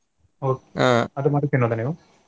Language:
Kannada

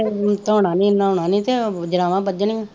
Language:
Punjabi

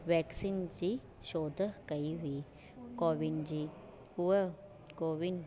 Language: Sindhi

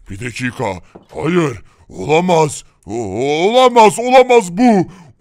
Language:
Turkish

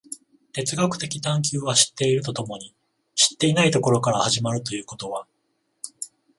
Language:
Japanese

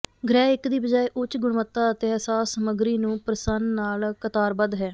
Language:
Punjabi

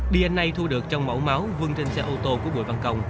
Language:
Vietnamese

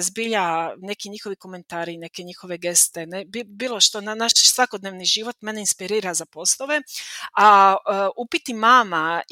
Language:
Croatian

